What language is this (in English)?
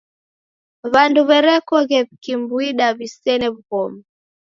Taita